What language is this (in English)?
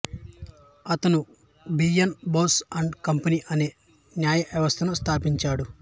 Telugu